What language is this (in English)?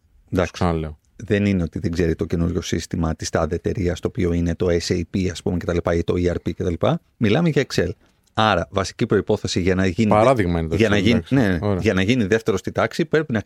Greek